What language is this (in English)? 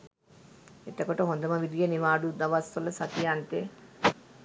Sinhala